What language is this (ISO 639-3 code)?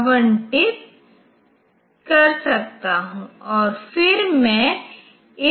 hin